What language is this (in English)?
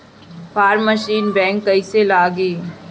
Bhojpuri